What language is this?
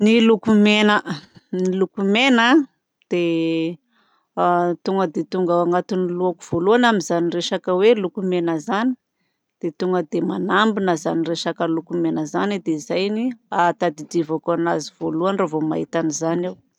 Southern Betsimisaraka Malagasy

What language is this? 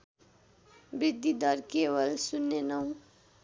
Nepali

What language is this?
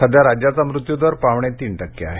Marathi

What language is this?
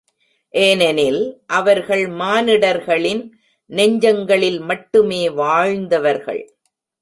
Tamil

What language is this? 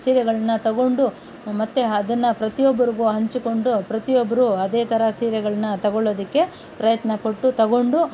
Kannada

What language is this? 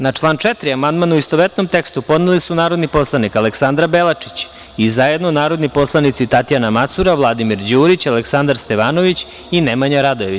Serbian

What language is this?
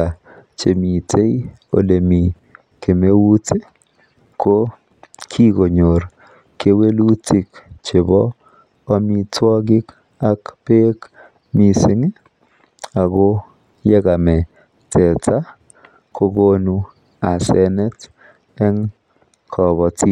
Kalenjin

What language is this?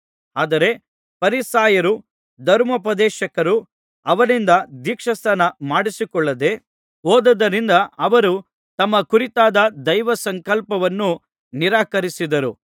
Kannada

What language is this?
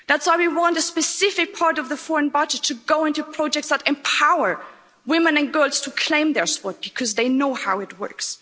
English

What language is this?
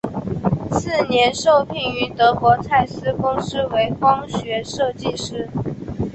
Chinese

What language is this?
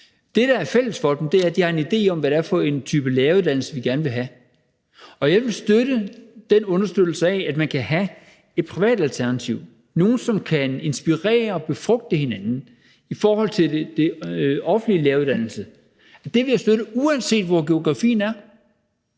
Danish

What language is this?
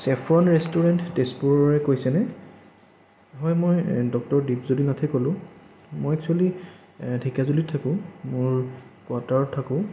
Assamese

